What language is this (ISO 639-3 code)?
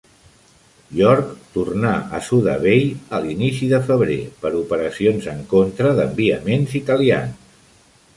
cat